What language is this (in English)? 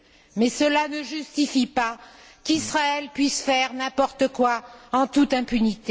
French